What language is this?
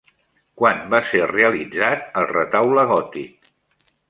Catalan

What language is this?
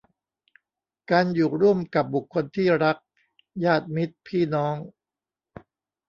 Thai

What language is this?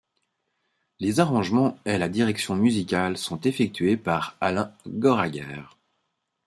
French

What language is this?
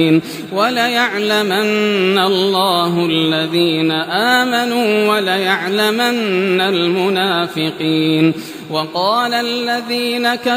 Arabic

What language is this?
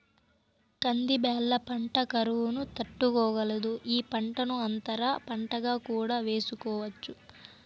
Telugu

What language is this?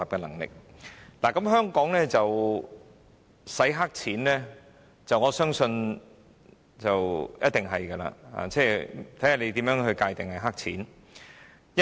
Cantonese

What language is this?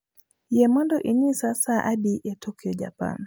Luo (Kenya and Tanzania)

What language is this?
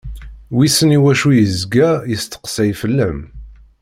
Kabyle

